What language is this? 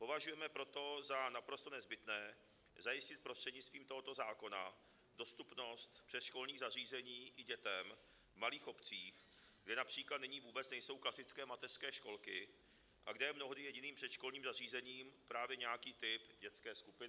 Czech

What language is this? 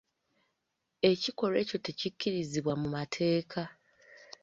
Ganda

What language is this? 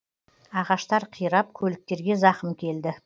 Kazakh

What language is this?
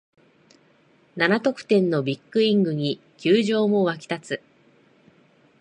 Japanese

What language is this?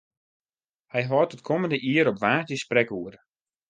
Western Frisian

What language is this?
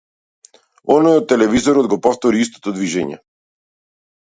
Macedonian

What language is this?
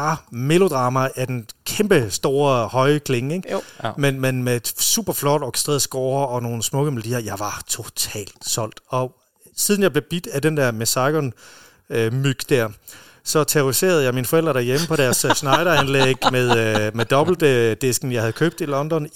Danish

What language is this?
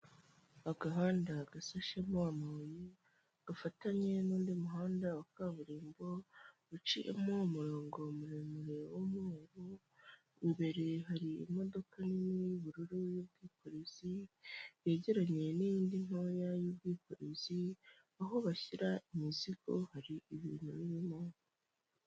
Kinyarwanda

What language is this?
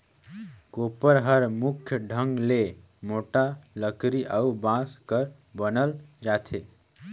Chhattisgarhi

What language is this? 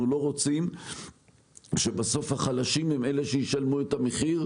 Hebrew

